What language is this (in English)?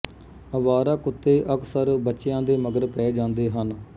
Punjabi